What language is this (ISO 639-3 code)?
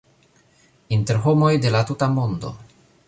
epo